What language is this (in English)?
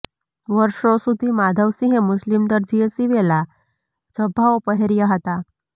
Gujarati